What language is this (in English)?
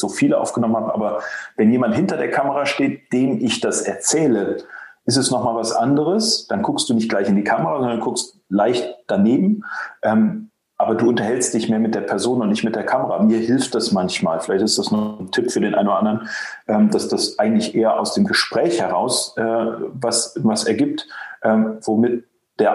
German